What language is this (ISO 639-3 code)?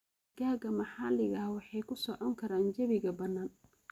som